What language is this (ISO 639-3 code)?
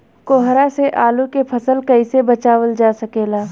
bho